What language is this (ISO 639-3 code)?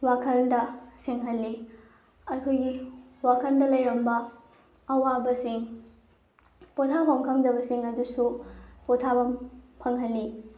mni